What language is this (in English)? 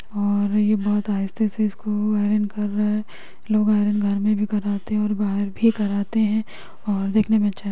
Magahi